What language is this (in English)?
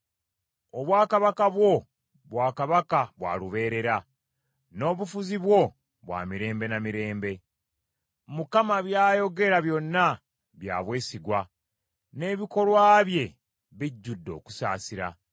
Ganda